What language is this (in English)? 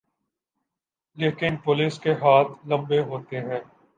Urdu